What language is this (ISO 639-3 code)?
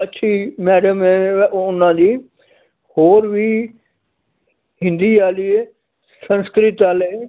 pan